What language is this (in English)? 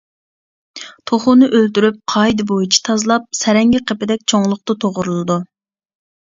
Uyghur